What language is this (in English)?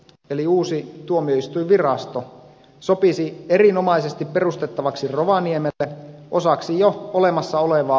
Finnish